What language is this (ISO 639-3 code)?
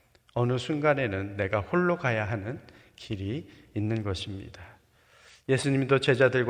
kor